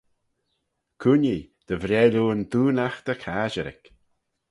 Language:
Manx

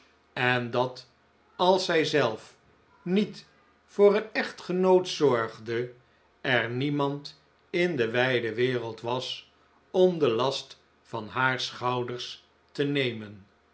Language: Dutch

